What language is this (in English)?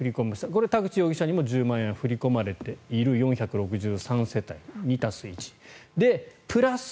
Japanese